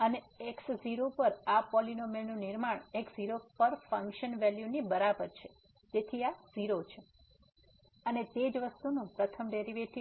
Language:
Gujarati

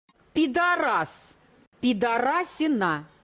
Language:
Russian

